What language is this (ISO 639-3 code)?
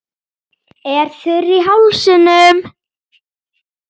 isl